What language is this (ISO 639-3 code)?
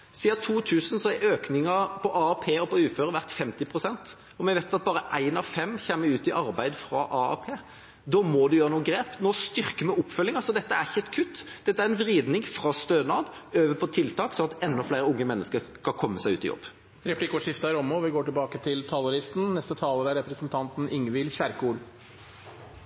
nor